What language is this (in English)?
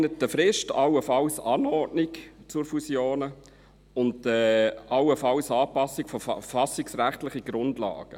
Swiss German